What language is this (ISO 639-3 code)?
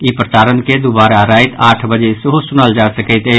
mai